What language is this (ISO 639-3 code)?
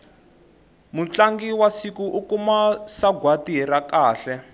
tso